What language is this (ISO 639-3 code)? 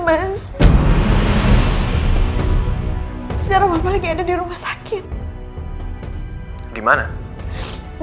ind